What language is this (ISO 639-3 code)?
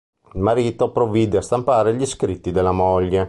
ita